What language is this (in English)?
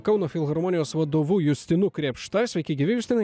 Lithuanian